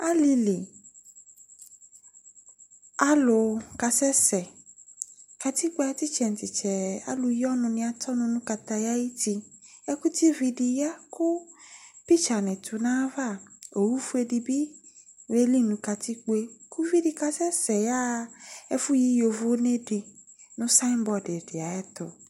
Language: Ikposo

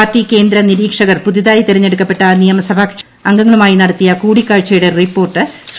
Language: Malayalam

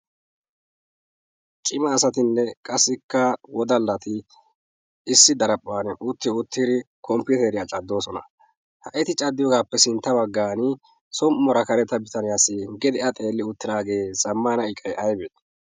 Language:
Wolaytta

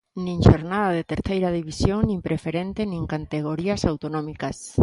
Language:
Galician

